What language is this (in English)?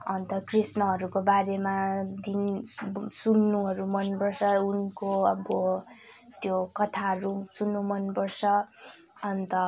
Nepali